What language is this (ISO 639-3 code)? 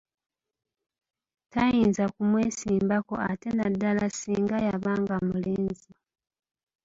lug